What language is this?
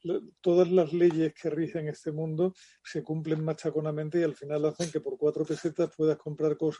Spanish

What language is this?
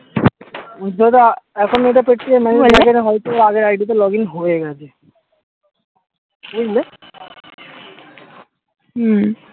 Bangla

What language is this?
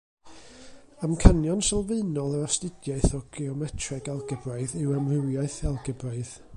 Welsh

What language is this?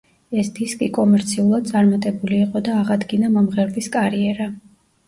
Georgian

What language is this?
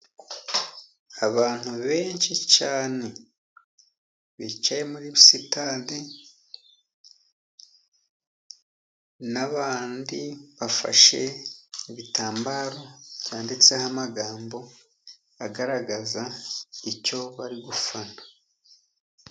Kinyarwanda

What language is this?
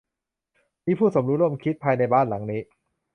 Thai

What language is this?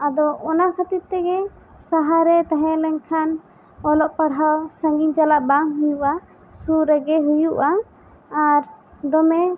Santali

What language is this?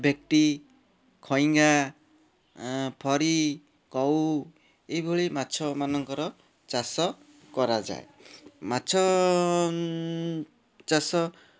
Odia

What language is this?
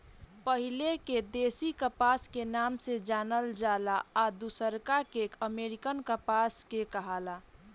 Bhojpuri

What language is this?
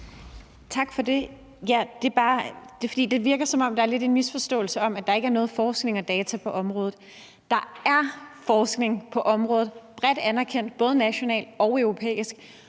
Danish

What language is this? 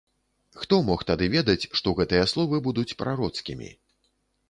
Belarusian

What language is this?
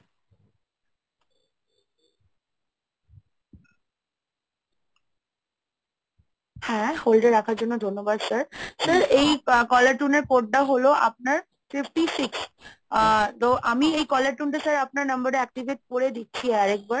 Bangla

